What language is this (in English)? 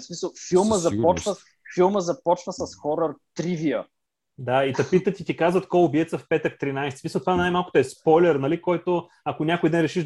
Bulgarian